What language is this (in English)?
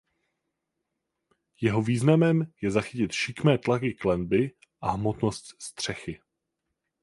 Czech